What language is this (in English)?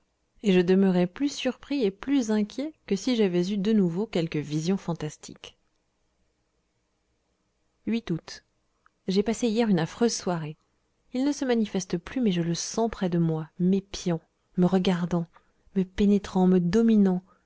French